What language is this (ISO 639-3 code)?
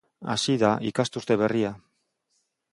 eus